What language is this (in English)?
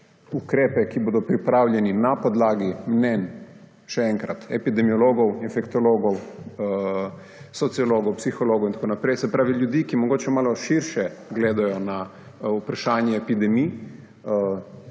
Slovenian